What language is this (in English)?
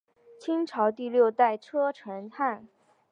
Chinese